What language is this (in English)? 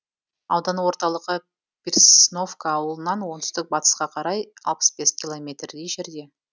Kazakh